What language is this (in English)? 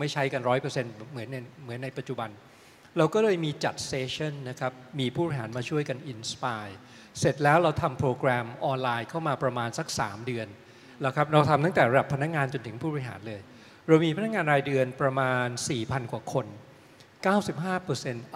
Thai